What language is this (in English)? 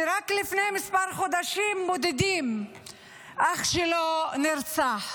Hebrew